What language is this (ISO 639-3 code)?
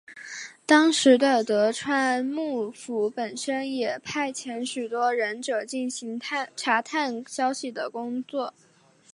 zho